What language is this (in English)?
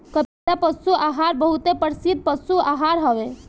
Bhojpuri